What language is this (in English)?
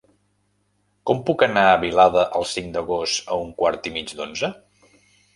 Catalan